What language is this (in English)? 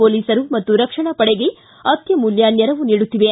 Kannada